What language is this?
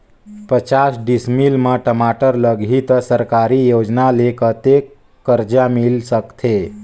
Chhattisgarhi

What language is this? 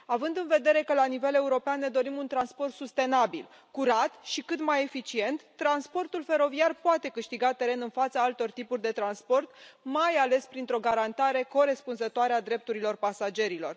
Romanian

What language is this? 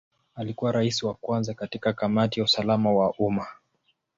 Swahili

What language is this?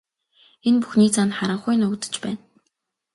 Mongolian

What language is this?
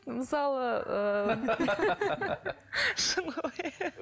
Kazakh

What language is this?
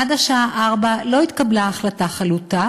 Hebrew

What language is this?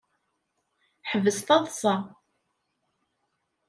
Kabyle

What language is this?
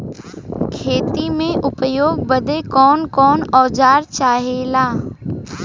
Bhojpuri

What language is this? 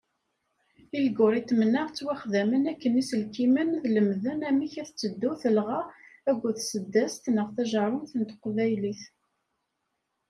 Kabyle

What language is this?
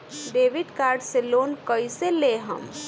Bhojpuri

